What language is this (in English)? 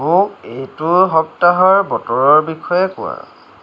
Assamese